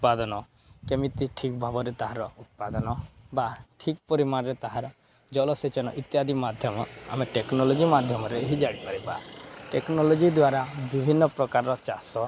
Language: Odia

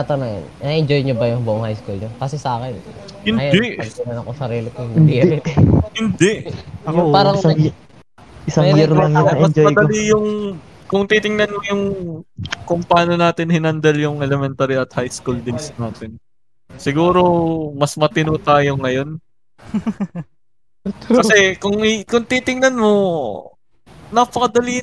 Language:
Filipino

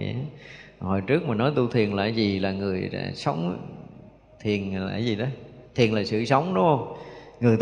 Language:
Vietnamese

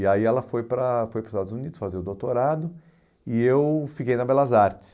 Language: Portuguese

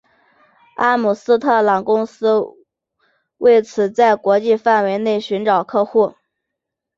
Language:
Chinese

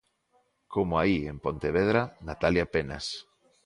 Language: Galician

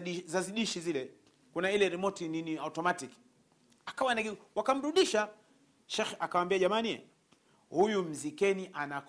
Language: Swahili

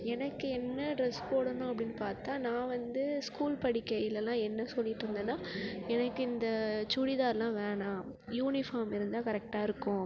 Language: Tamil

